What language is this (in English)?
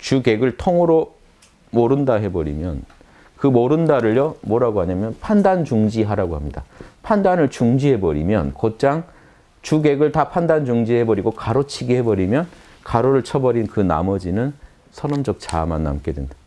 Korean